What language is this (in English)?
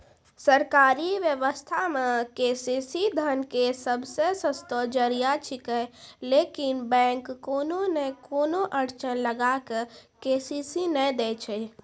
Maithili